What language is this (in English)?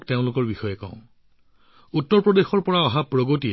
Assamese